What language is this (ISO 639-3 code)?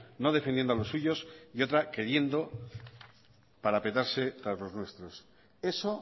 spa